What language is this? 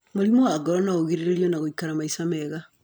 Kikuyu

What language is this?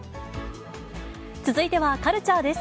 Japanese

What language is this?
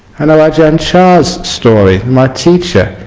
English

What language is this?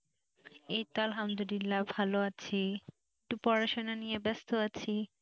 Bangla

